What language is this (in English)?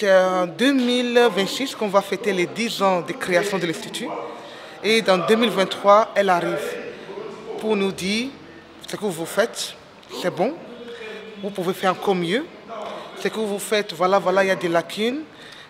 French